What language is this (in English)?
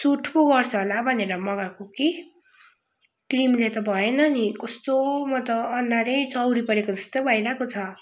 Nepali